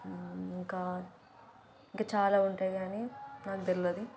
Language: Telugu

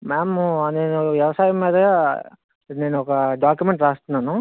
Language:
Telugu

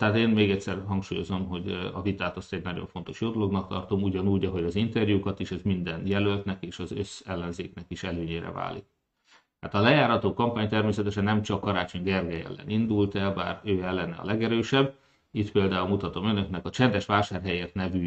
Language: Hungarian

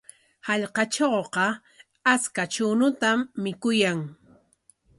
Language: Corongo Ancash Quechua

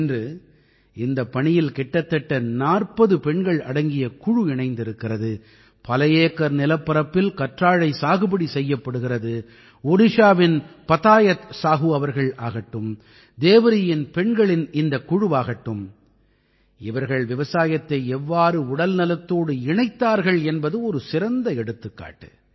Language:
Tamil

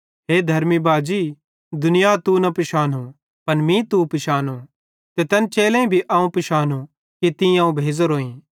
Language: Bhadrawahi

